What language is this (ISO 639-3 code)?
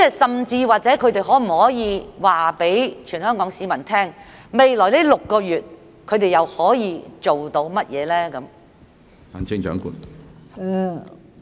yue